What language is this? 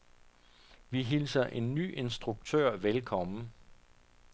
Danish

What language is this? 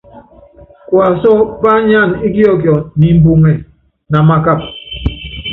Yangben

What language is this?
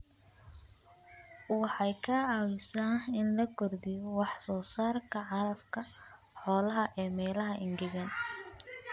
Somali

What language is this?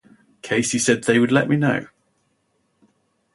English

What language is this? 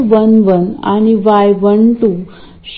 Marathi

